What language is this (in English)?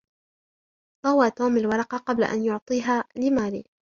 Arabic